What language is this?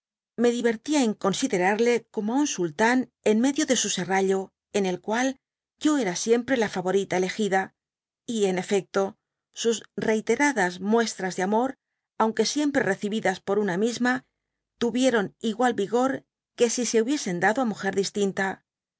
Spanish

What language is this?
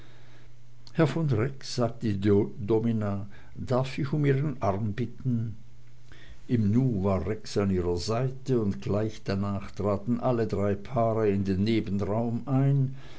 German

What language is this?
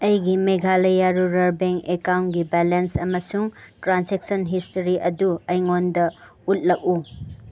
Manipuri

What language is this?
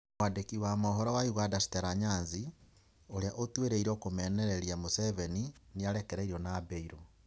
Kikuyu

